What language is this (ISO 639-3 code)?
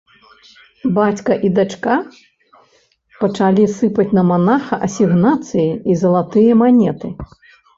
bel